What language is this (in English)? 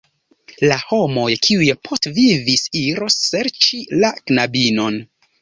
Esperanto